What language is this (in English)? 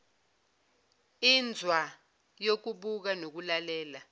Zulu